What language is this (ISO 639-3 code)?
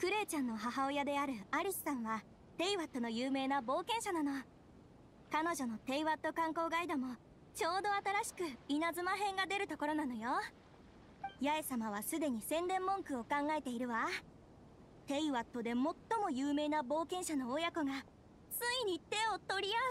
jpn